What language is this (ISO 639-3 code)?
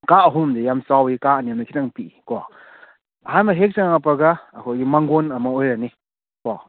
mni